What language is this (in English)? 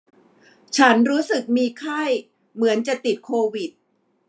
Thai